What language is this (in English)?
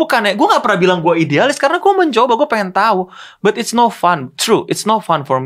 Indonesian